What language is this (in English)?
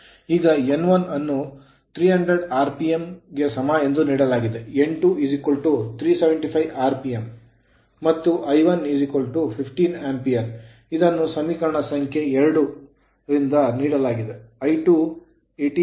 Kannada